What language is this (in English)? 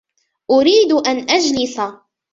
Arabic